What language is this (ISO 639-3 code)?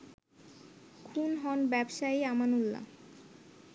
ben